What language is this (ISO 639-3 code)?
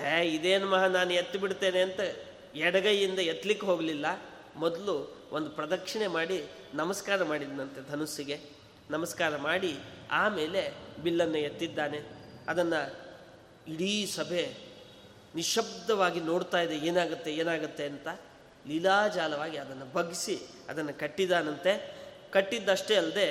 kan